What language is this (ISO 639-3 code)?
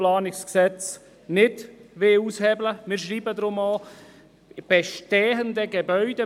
gsw